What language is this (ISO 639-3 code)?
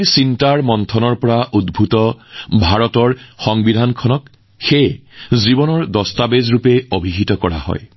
asm